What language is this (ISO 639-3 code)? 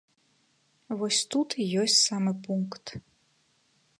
bel